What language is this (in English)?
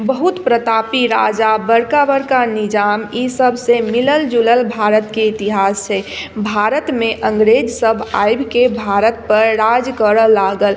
Maithili